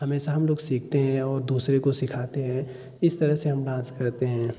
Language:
Hindi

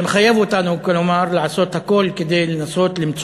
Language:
Hebrew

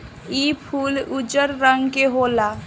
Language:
Bhojpuri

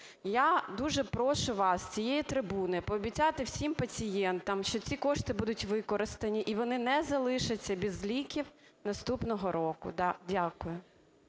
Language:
Ukrainian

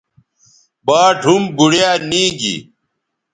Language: Bateri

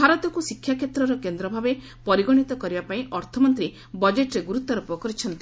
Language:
Odia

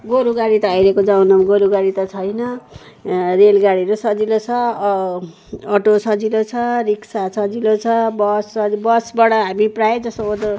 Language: Nepali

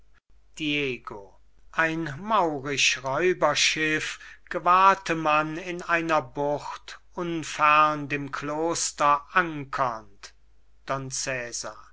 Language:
German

